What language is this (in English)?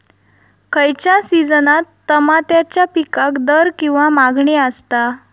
Marathi